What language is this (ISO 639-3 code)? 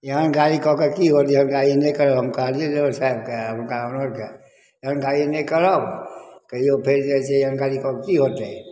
mai